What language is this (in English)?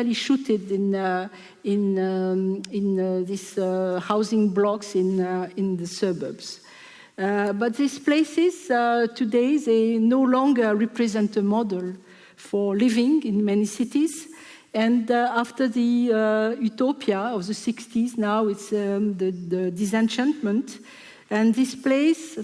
English